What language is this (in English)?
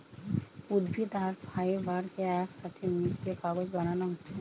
Bangla